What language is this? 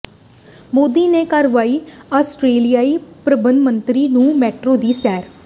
Punjabi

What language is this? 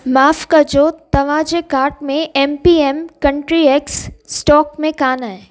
Sindhi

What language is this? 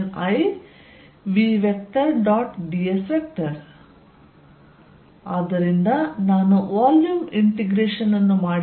Kannada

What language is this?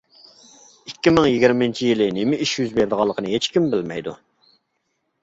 Uyghur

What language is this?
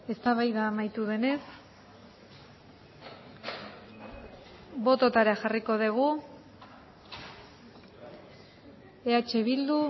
Basque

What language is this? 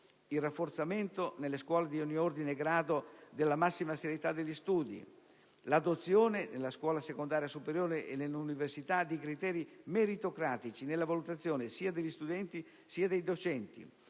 Italian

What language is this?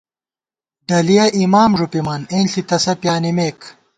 Gawar-Bati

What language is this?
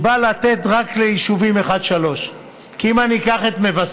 Hebrew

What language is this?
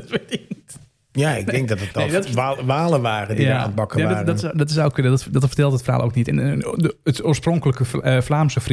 Dutch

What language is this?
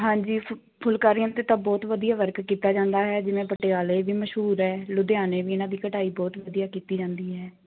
Punjabi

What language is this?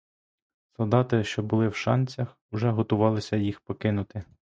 Ukrainian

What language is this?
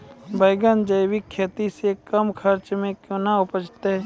Maithili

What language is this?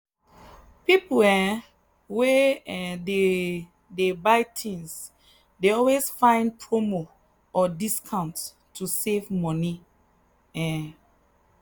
Nigerian Pidgin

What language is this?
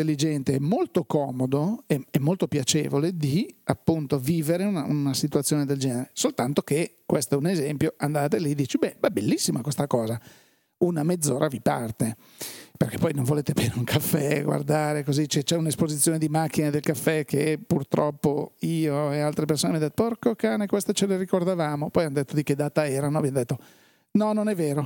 Italian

